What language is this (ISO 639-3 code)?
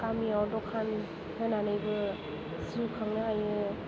brx